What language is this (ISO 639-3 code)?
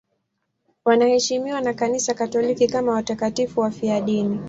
swa